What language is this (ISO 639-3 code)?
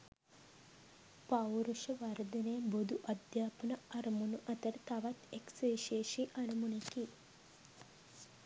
sin